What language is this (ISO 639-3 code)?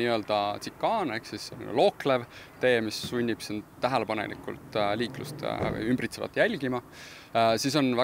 fin